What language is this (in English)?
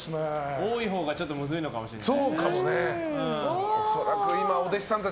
Japanese